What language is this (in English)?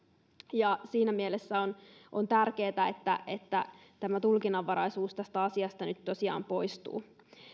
Finnish